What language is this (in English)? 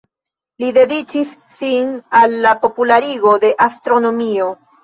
Esperanto